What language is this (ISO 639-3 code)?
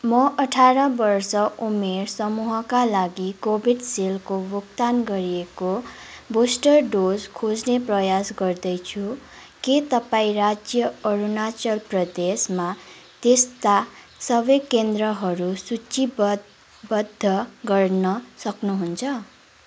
nep